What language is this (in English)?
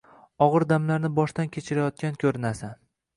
Uzbek